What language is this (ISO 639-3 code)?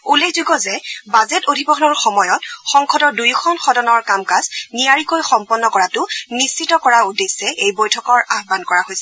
asm